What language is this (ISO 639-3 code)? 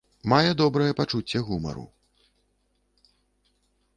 bel